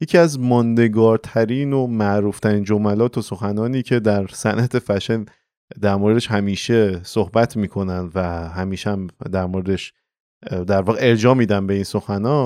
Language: Persian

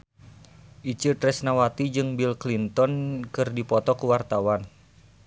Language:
Sundanese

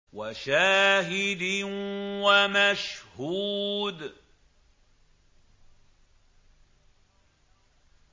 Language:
Arabic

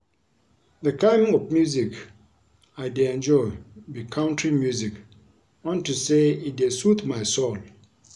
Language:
Nigerian Pidgin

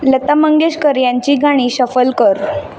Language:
Marathi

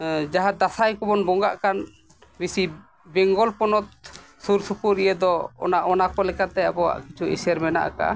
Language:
Santali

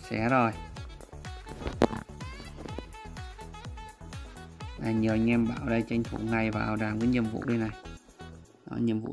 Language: Vietnamese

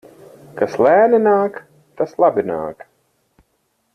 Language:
Latvian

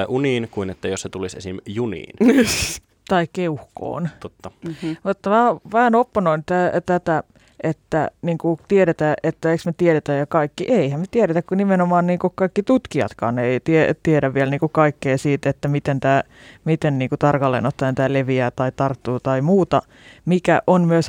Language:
Finnish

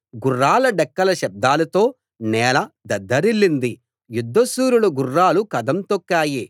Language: Telugu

